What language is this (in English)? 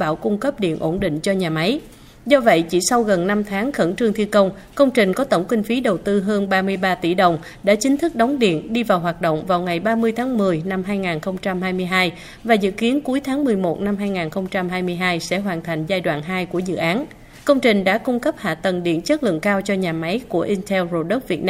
Vietnamese